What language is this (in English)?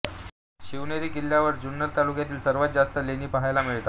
Marathi